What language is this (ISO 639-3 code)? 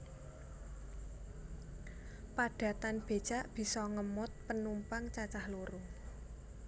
jav